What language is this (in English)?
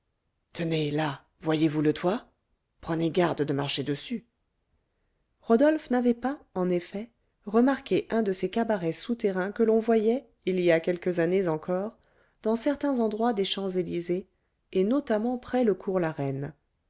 French